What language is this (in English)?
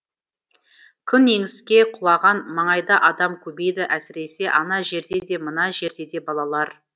Kazakh